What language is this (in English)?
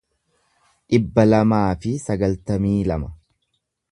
Oromo